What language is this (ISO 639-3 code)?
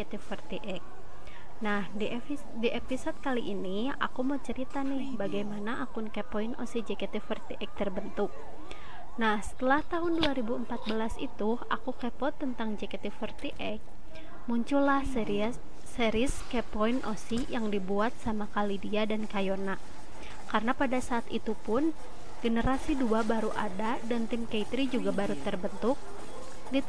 ind